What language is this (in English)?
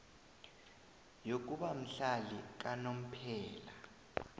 South Ndebele